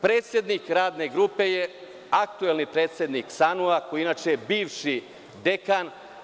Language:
Serbian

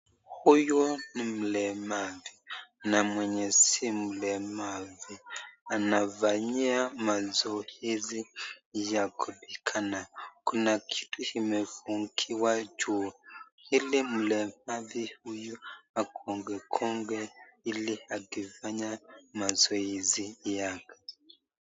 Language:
Swahili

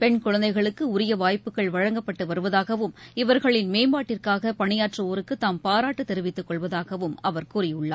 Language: Tamil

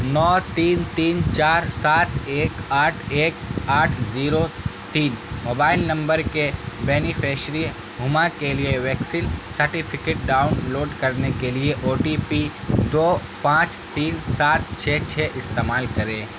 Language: Urdu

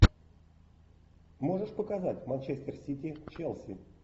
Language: Russian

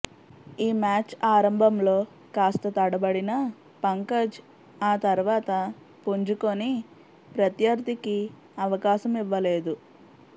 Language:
Telugu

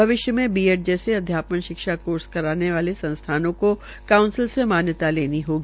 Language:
Hindi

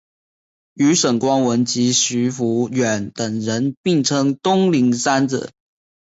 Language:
Chinese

